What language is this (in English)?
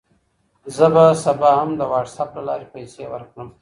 Pashto